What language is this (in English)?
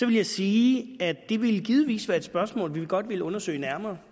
Danish